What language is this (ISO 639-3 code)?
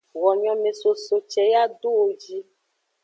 ajg